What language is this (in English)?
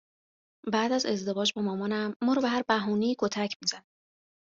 Persian